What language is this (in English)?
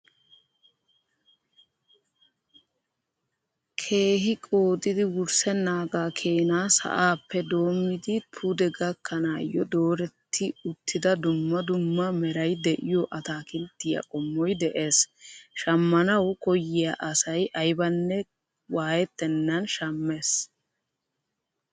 Wolaytta